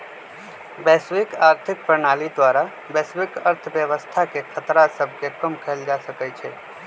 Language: Magahi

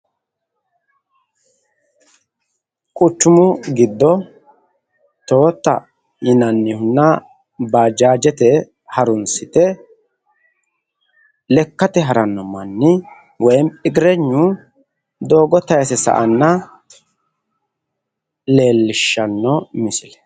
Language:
Sidamo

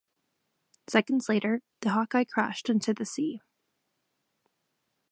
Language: English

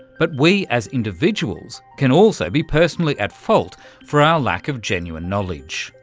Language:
English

